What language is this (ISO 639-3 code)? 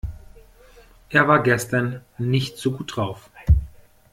deu